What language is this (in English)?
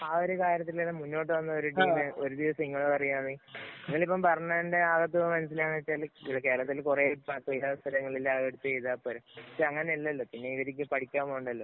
Malayalam